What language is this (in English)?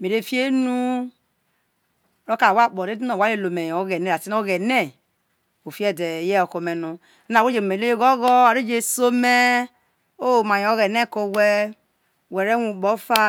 Isoko